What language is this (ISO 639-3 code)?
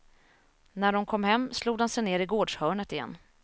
swe